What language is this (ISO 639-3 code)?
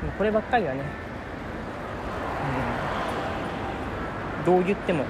jpn